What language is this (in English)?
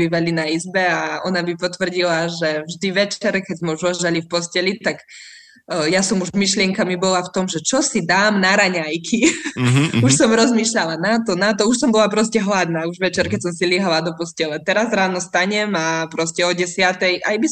Slovak